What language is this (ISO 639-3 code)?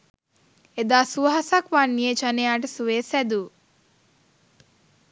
sin